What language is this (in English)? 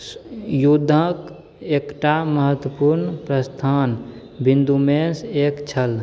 Maithili